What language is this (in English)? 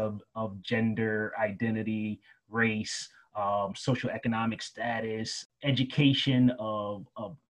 English